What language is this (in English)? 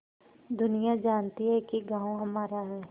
Hindi